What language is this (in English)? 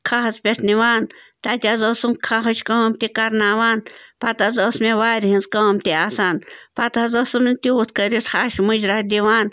Kashmiri